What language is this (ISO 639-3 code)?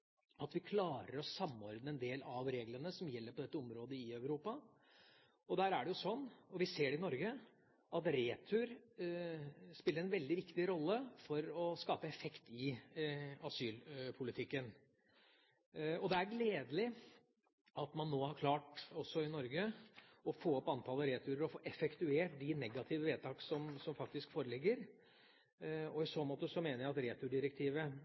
nob